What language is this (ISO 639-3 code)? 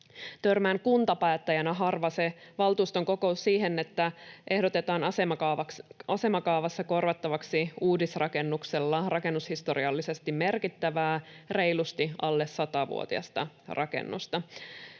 fin